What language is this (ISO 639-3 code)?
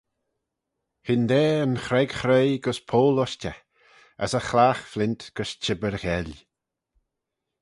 glv